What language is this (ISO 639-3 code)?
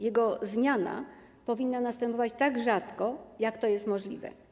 pol